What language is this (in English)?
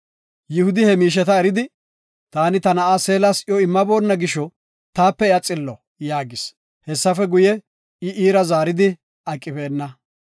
Gofa